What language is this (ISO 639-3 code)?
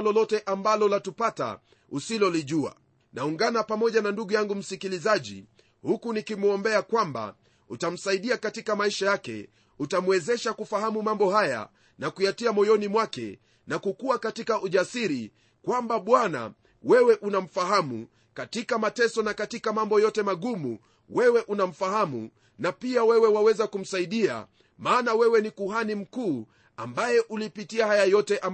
swa